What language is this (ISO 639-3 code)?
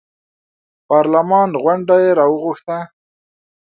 pus